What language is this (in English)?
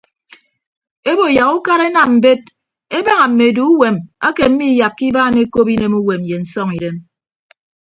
Ibibio